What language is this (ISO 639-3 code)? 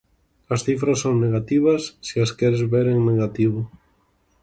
glg